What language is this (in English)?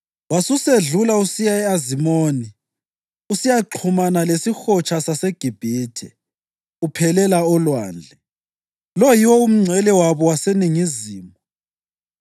North Ndebele